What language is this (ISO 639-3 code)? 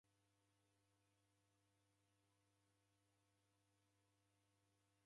dav